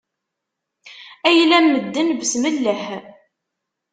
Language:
Kabyle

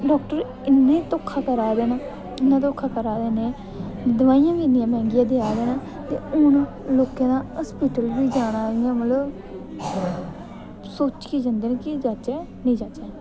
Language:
Dogri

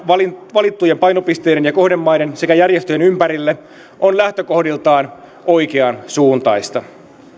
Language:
Finnish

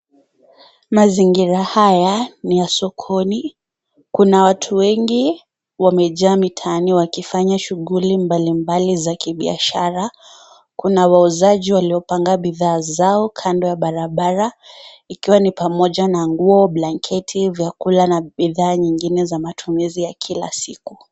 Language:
Swahili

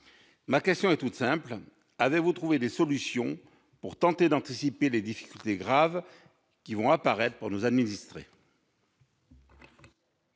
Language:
French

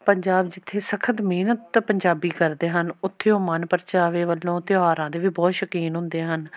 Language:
Punjabi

